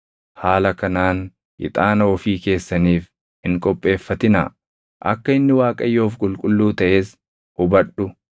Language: Oromo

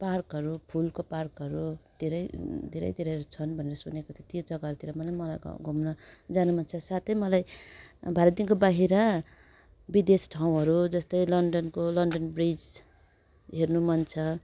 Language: Nepali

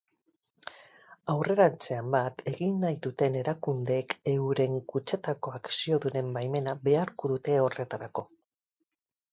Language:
Basque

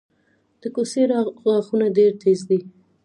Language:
Pashto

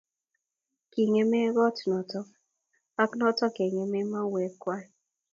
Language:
Kalenjin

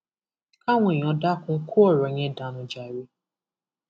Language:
Yoruba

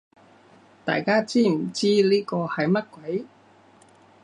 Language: Cantonese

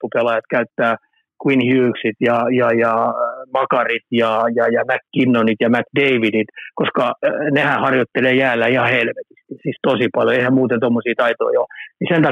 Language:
Finnish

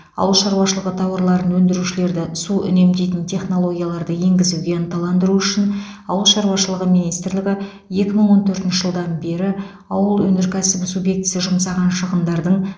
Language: Kazakh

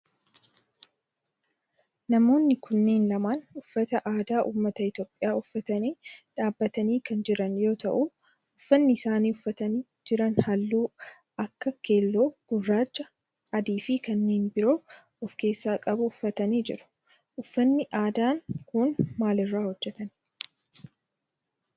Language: Oromo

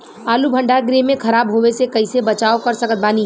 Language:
Bhojpuri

